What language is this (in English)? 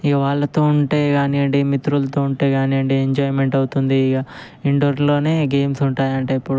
Telugu